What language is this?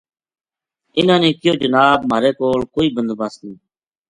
Gujari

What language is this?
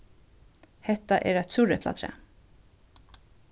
Faroese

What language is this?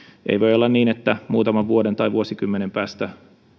Finnish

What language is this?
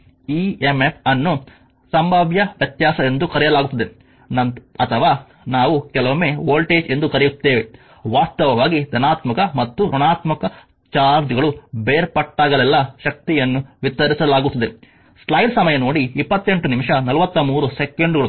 Kannada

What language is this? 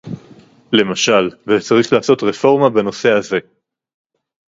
Hebrew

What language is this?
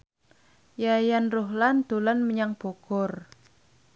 Javanese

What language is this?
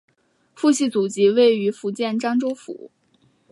Chinese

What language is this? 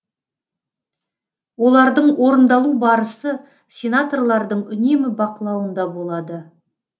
Kazakh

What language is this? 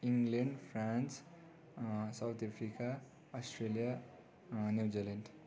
Nepali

